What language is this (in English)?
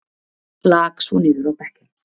Icelandic